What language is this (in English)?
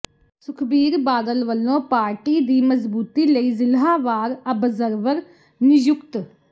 Punjabi